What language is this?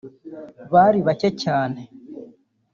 Kinyarwanda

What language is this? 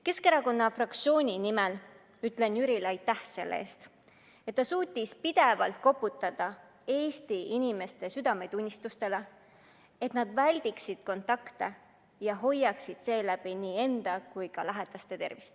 Estonian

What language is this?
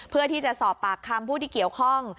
Thai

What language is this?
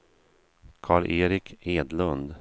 Swedish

